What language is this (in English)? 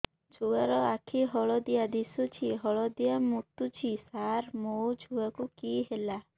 Odia